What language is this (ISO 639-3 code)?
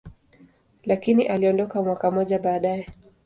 swa